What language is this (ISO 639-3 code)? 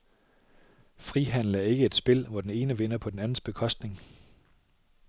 dan